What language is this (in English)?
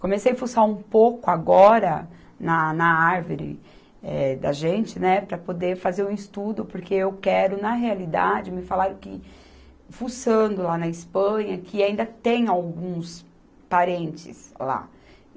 Portuguese